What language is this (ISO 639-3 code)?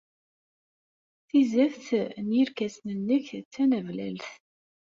kab